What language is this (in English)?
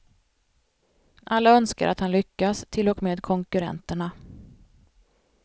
Swedish